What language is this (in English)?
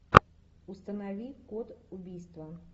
Russian